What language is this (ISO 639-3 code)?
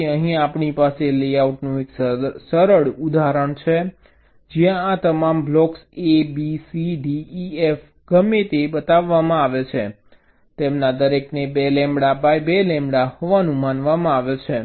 guj